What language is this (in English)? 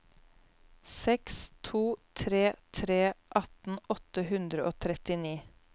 Norwegian